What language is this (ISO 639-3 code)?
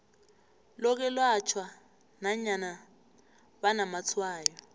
nbl